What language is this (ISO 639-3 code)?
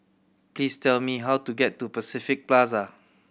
eng